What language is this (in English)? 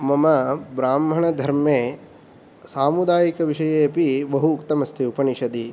Sanskrit